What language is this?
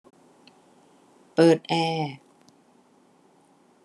Thai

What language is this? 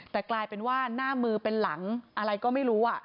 Thai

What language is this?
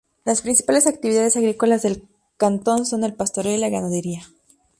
Spanish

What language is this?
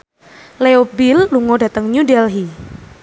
Javanese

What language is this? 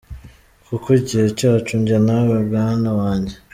Kinyarwanda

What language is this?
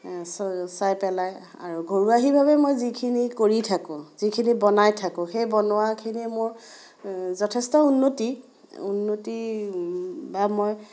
Assamese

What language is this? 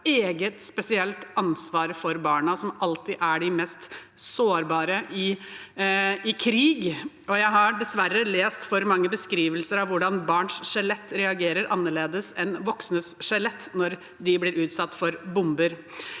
Norwegian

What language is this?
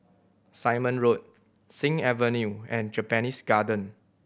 English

